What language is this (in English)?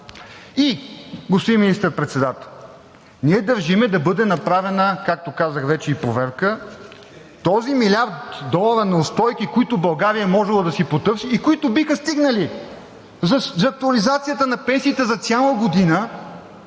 Bulgarian